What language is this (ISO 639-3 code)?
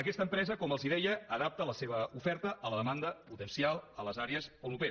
cat